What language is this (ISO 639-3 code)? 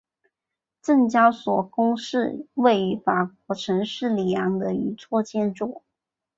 zho